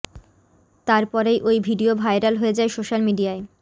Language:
Bangla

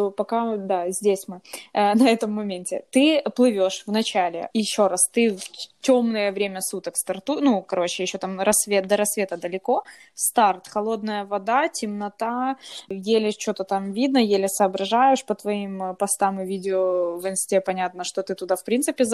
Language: Russian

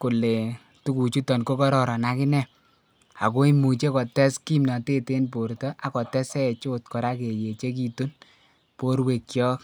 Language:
Kalenjin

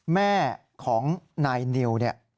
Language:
Thai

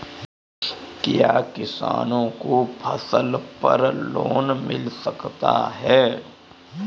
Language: Hindi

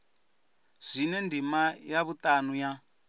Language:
Venda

